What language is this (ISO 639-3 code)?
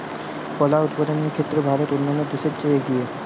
ben